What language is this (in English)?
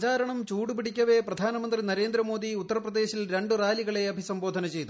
Malayalam